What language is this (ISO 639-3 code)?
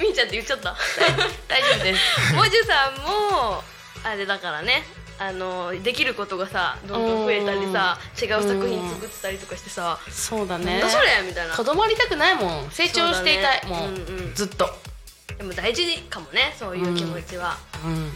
jpn